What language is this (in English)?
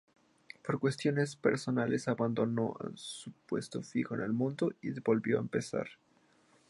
Spanish